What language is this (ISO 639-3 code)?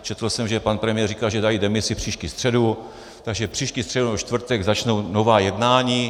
ces